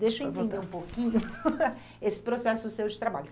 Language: Portuguese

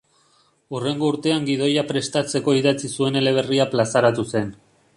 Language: Basque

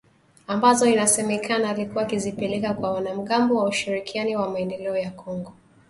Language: Swahili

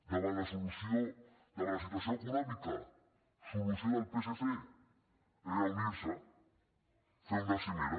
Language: Catalan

